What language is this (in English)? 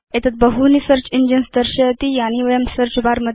Sanskrit